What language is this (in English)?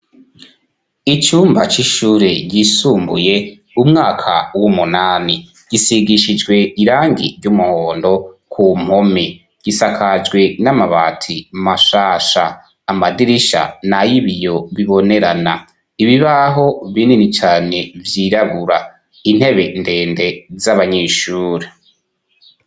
Rundi